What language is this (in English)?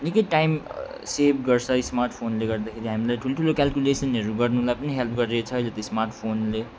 Nepali